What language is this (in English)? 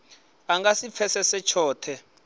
Venda